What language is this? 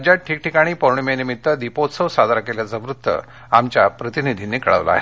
Marathi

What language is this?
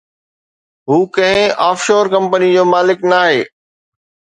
Sindhi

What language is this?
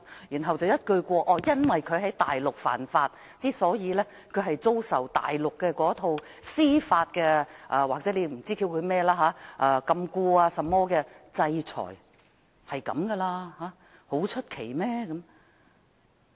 Cantonese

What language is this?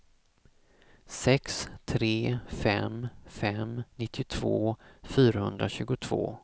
Swedish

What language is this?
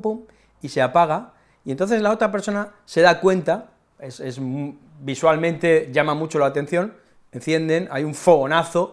Spanish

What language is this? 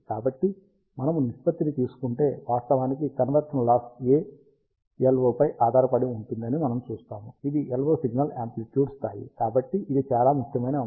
Telugu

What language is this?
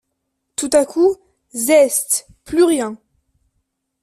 French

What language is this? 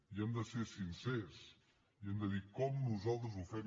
Catalan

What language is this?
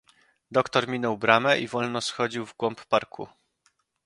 Polish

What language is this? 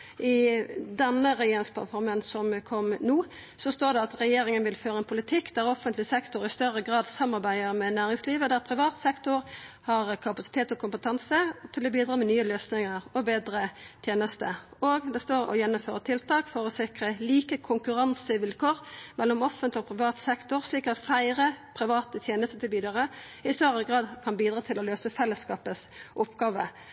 Norwegian Nynorsk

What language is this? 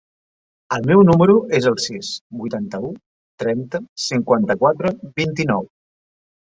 Catalan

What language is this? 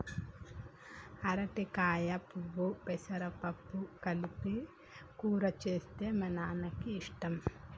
Telugu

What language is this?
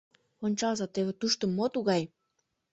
Mari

